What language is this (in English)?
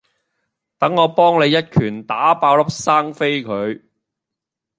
Cantonese